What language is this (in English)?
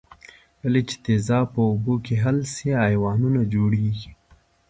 Pashto